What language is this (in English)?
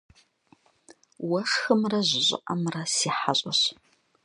Kabardian